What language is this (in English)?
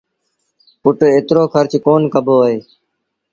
Sindhi Bhil